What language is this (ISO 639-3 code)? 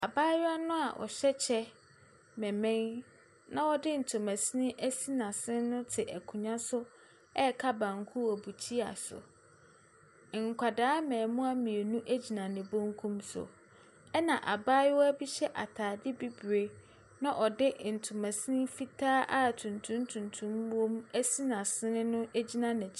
aka